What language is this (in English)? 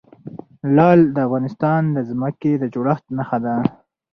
Pashto